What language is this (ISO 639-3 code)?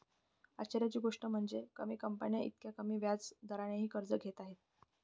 mar